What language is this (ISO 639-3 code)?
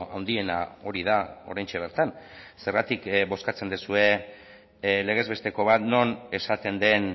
eus